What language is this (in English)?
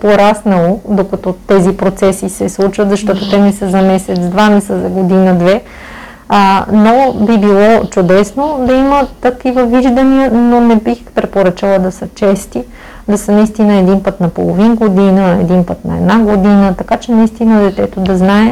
Bulgarian